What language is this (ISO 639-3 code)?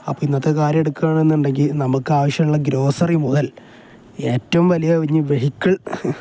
mal